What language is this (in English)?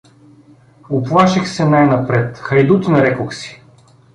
Bulgarian